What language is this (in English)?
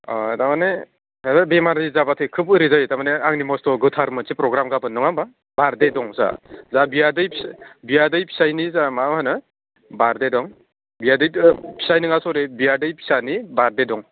Bodo